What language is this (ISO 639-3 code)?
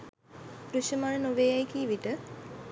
sin